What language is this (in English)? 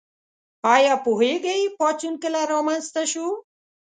Pashto